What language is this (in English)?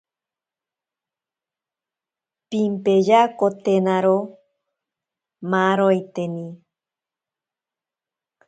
Ashéninka Perené